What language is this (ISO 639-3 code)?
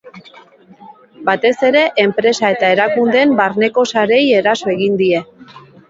eus